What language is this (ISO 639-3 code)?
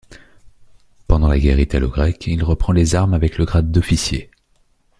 fra